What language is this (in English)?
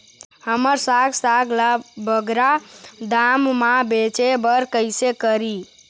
Chhattisgarhi